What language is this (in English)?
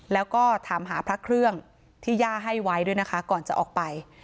Thai